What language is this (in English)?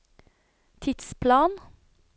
Norwegian